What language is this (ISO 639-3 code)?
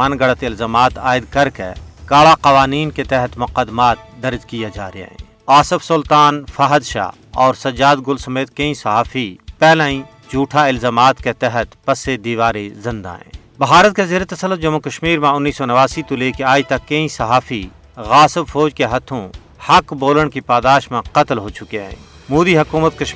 urd